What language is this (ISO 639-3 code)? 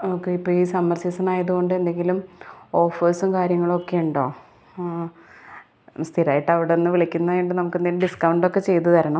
mal